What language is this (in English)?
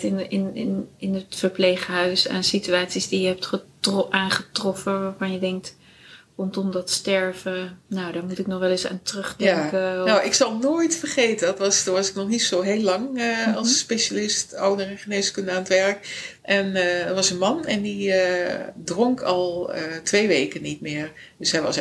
Dutch